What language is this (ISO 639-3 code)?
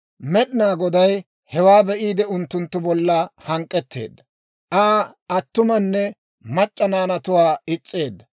dwr